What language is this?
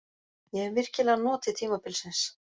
Icelandic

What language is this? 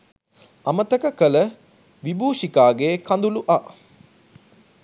Sinhala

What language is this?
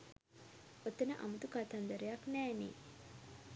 Sinhala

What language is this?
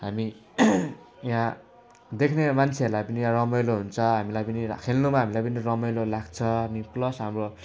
Nepali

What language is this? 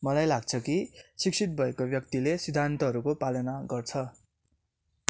Nepali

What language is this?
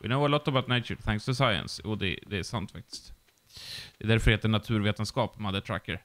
Swedish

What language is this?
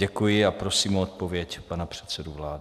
Czech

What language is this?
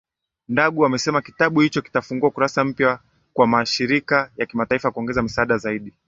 Swahili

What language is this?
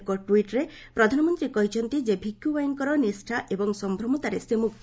Odia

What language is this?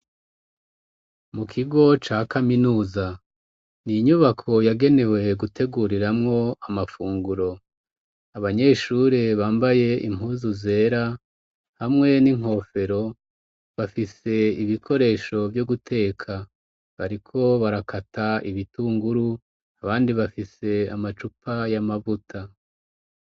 Rundi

